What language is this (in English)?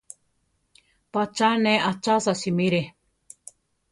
Central Tarahumara